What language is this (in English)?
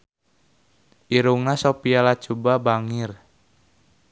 Sundanese